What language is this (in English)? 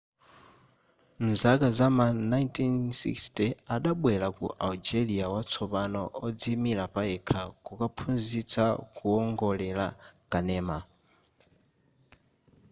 Nyanja